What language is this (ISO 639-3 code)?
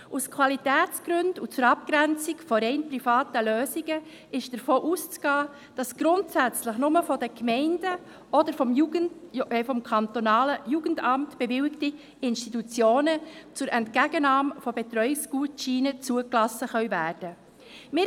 gsw